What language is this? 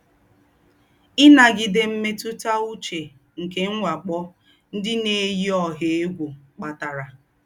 Igbo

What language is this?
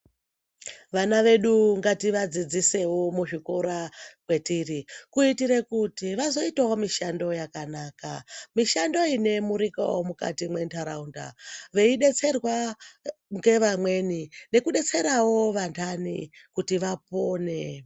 Ndau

